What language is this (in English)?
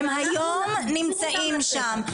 Hebrew